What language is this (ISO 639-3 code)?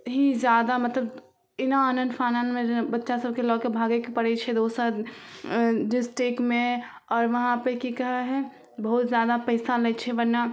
mai